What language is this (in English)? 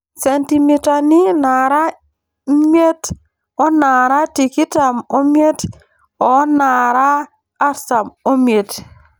Masai